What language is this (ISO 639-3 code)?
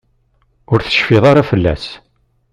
kab